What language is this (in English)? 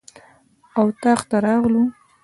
Pashto